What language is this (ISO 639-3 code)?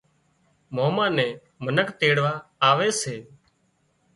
kxp